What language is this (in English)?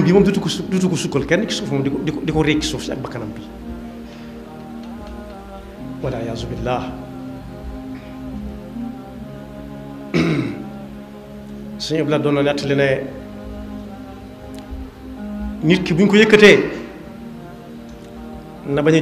Arabic